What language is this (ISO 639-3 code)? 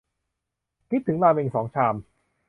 tha